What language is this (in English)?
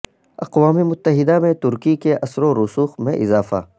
Urdu